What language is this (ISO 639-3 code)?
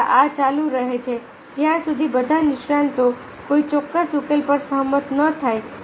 guj